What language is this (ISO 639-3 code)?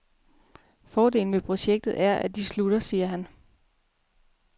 dan